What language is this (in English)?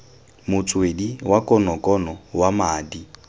Tswana